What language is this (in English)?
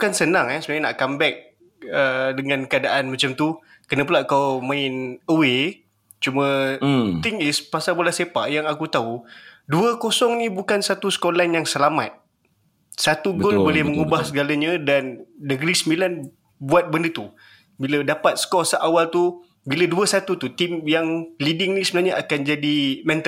Malay